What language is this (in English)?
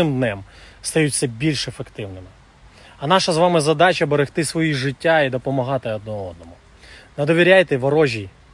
Ukrainian